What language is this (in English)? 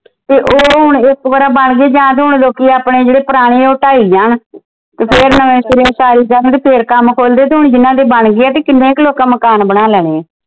Punjabi